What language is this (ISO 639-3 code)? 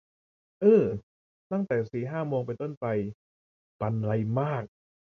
tha